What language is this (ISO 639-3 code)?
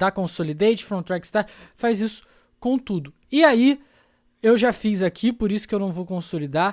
por